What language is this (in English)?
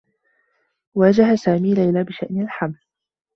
Arabic